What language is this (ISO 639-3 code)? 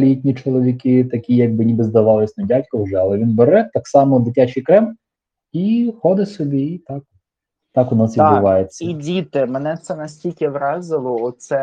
ukr